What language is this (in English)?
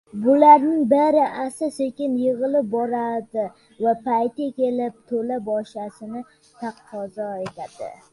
Uzbek